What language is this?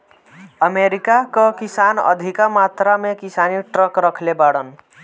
Bhojpuri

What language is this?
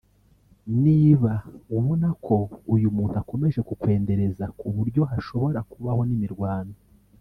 Kinyarwanda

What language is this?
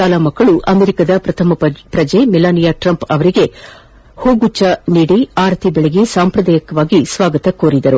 Kannada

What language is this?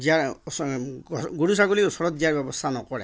Assamese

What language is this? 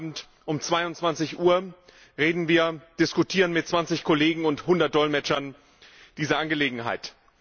German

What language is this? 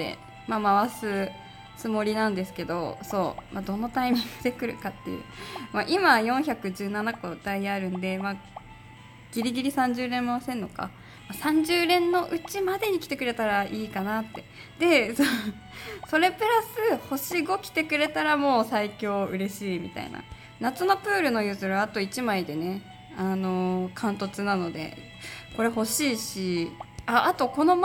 Japanese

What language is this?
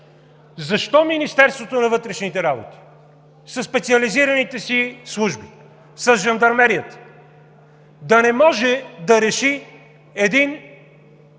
Bulgarian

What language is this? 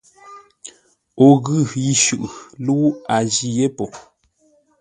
Ngombale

